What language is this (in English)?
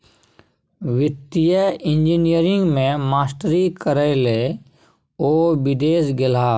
Maithili